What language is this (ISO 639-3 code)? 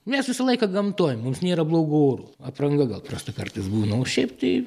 lit